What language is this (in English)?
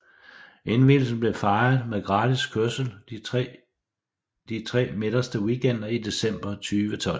Danish